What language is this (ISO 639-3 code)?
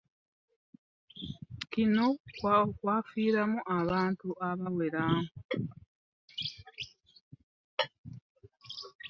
lug